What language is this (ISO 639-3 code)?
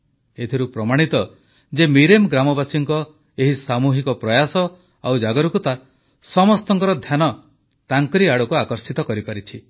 ori